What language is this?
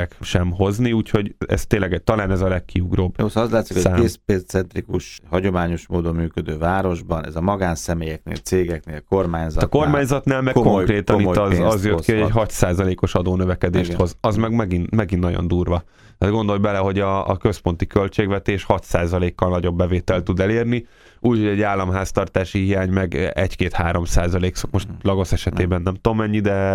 Hungarian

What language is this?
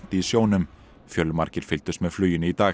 Icelandic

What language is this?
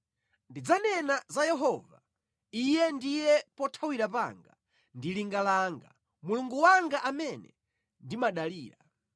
Nyanja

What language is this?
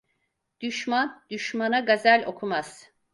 Turkish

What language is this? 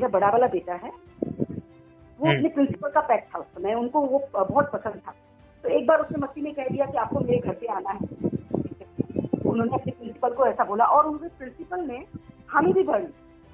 Gujarati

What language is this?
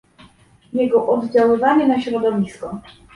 Polish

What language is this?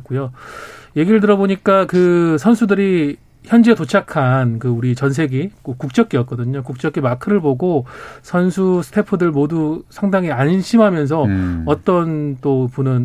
Korean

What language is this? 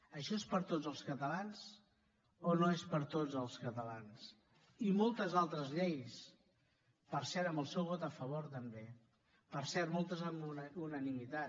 Catalan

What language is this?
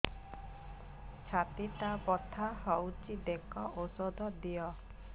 Odia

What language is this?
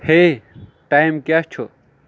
Kashmiri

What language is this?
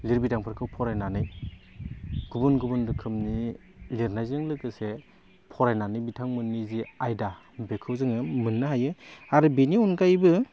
Bodo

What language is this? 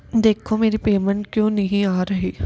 Punjabi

